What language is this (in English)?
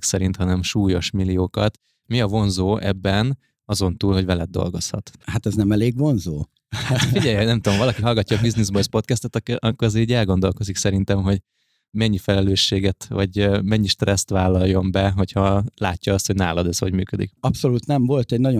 Hungarian